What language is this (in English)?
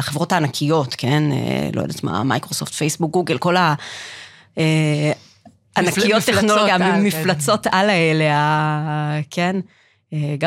Hebrew